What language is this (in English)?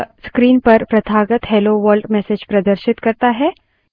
Hindi